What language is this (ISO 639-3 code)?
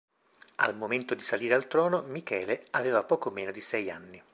ita